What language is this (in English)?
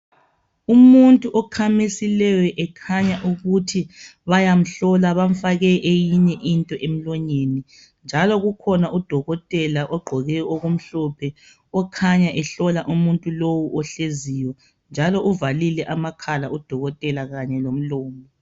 North Ndebele